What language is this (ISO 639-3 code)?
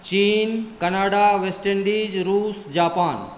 mai